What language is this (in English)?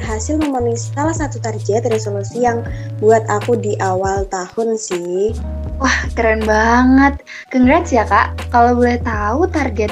Indonesian